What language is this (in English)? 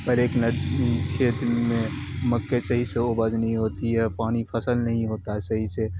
Urdu